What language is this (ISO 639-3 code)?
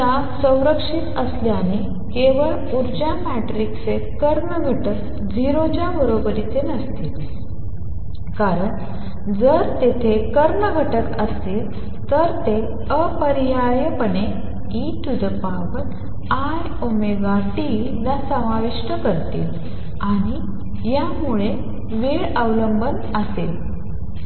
mar